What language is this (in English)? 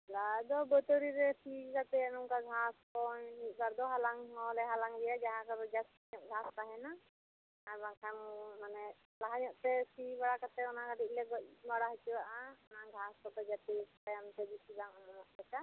Santali